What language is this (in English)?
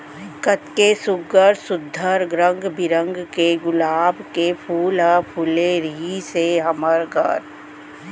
Chhattisgarhi